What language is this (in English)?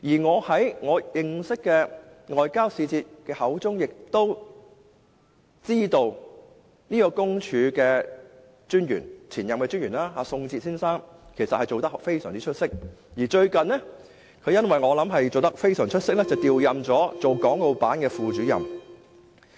Cantonese